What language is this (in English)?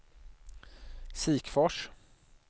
Swedish